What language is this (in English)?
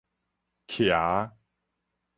Min Nan Chinese